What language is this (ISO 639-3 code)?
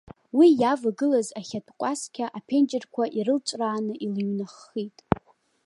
abk